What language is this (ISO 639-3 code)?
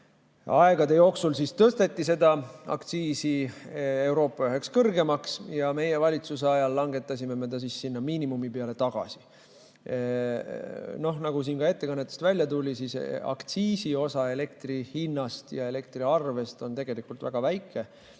est